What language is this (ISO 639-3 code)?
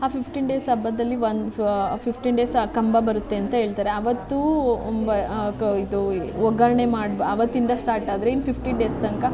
kan